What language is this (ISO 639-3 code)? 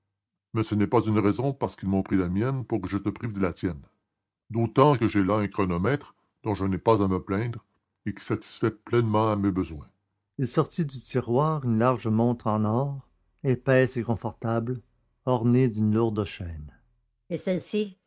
fra